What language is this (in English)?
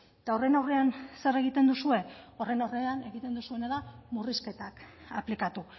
Basque